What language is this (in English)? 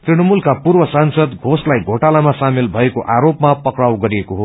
Nepali